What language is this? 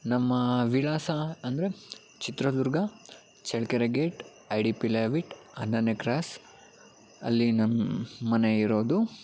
Kannada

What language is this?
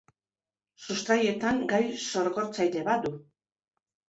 Basque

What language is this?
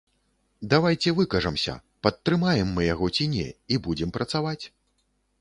Belarusian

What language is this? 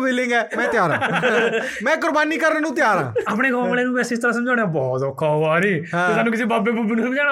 Punjabi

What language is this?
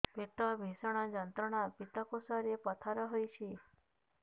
Odia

